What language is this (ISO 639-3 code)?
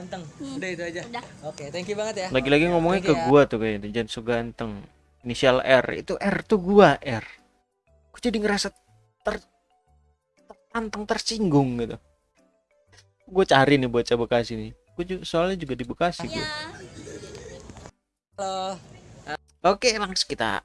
ind